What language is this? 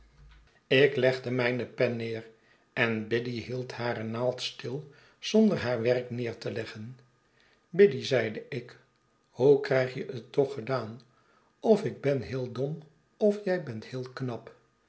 Dutch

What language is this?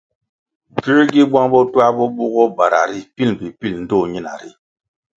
Kwasio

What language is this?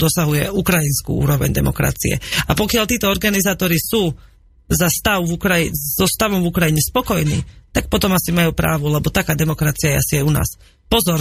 Slovak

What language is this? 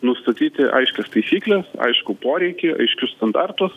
Lithuanian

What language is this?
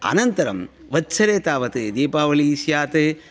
Sanskrit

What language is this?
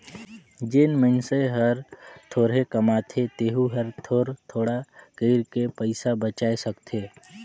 Chhattisgarhi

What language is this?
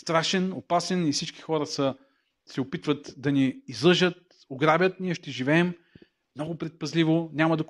Bulgarian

